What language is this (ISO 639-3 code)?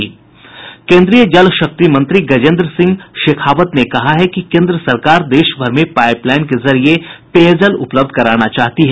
hin